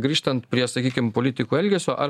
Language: Lithuanian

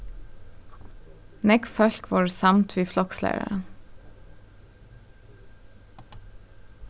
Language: Faroese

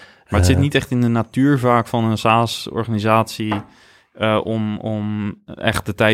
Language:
Dutch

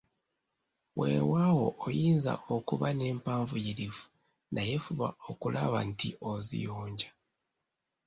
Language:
Ganda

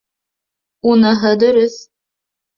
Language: Bashkir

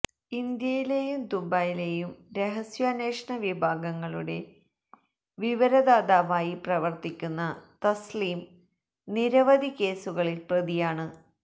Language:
Malayalam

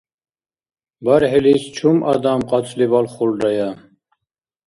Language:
Dargwa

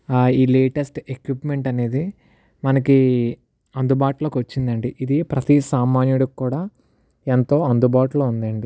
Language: Telugu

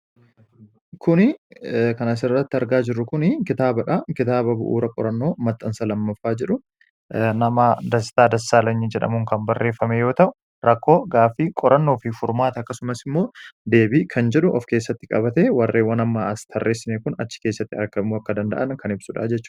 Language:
Oromo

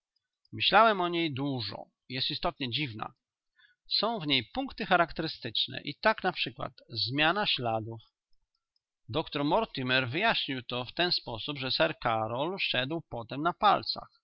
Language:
Polish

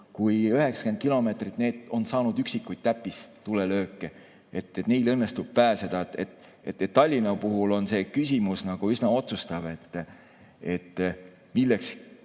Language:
Estonian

